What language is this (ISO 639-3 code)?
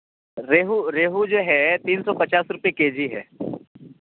urd